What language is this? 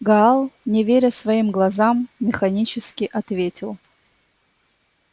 Russian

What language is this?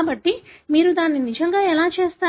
Telugu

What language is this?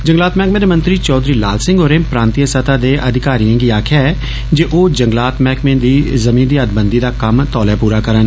Dogri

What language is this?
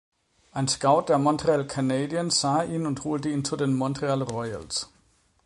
German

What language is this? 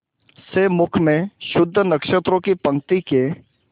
Hindi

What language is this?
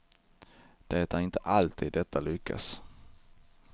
Swedish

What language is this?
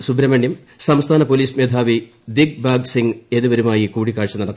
Malayalam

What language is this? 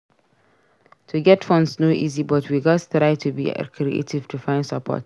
Nigerian Pidgin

